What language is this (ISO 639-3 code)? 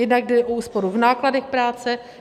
ces